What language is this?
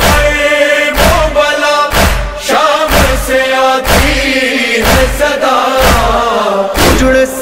Arabic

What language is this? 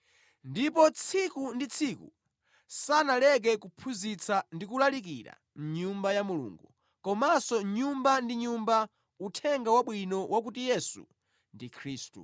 Nyanja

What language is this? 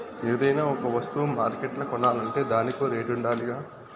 Telugu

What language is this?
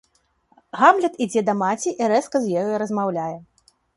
Belarusian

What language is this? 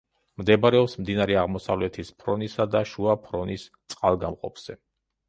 Georgian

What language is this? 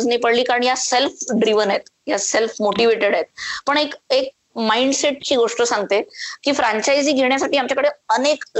Marathi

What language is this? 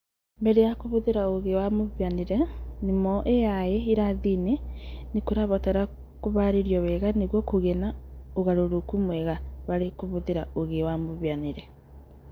Kikuyu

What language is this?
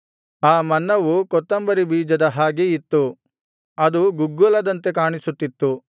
Kannada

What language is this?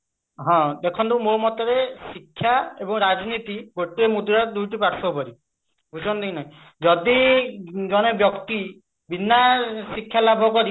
Odia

